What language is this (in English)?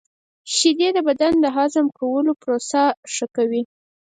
Pashto